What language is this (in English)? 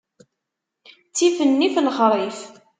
Kabyle